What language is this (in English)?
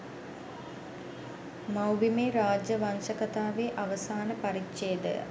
Sinhala